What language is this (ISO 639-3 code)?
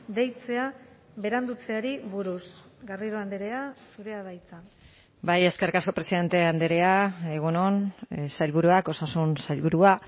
eus